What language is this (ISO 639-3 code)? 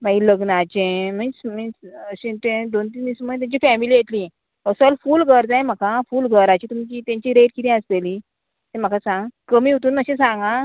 kok